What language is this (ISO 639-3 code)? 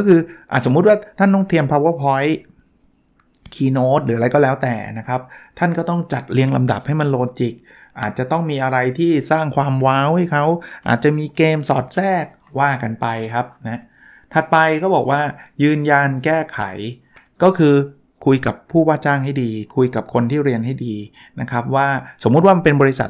tha